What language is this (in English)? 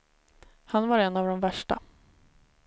Swedish